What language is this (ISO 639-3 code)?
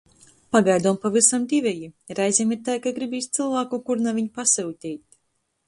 ltg